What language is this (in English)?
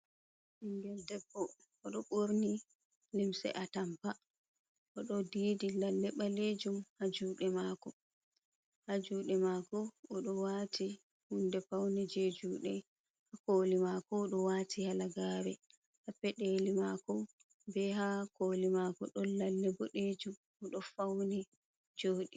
Fula